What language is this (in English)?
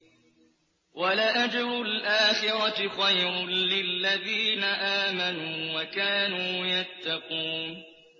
Arabic